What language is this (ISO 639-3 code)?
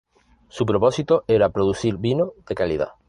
spa